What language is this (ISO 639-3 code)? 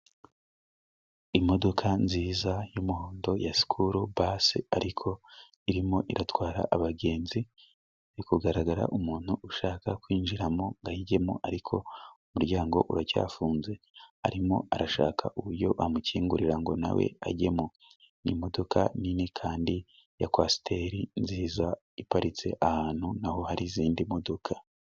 kin